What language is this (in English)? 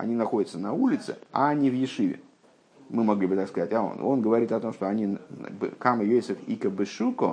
Russian